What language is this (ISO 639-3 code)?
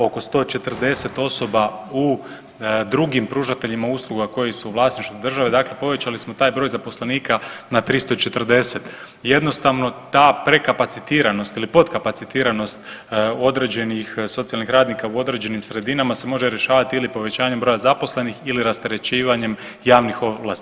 hrv